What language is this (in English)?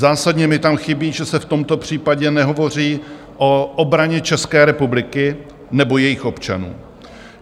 Czech